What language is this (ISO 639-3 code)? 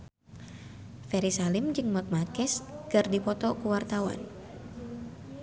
sun